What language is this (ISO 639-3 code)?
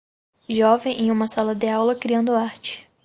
por